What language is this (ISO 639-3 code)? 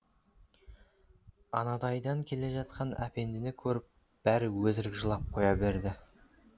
kaz